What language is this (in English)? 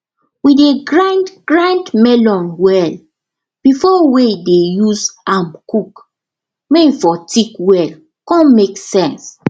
Nigerian Pidgin